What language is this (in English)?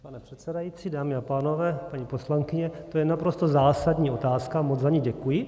Czech